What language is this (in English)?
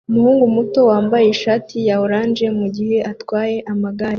Kinyarwanda